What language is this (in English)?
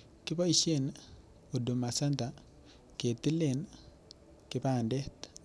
Kalenjin